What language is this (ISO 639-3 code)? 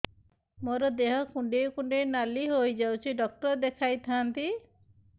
ori